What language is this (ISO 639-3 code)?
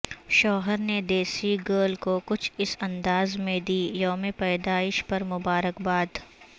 urd